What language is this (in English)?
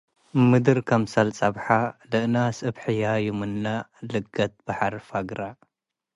Tigre